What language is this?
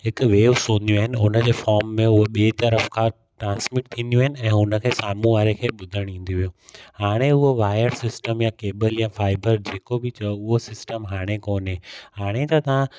Sindhi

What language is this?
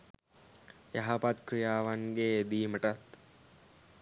Sinhala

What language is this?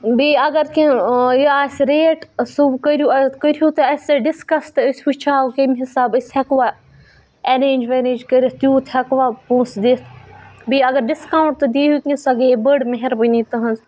Kashmiri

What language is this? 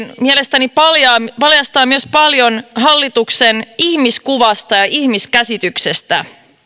Finnish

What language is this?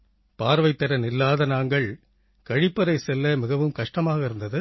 Tamil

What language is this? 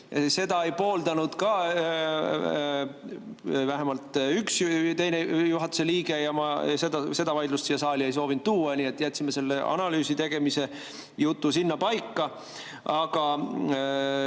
Estonian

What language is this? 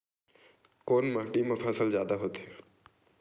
Chhattisgarhi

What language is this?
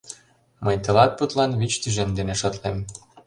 Mari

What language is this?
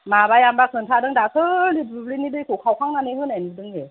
Bodo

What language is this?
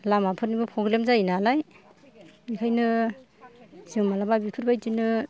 Bodo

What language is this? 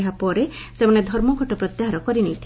Odia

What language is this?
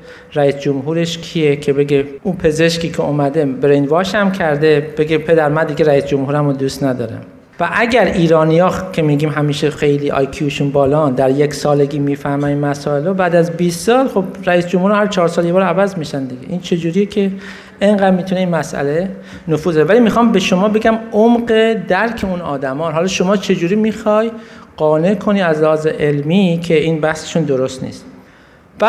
Persian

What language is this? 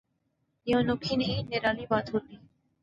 Urdu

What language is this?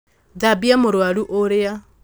Kikuyu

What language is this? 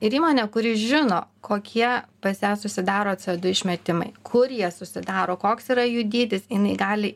Lithuanian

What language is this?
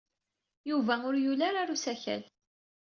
Kabyle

